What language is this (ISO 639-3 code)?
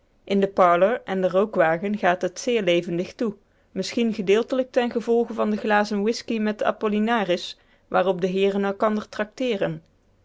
nld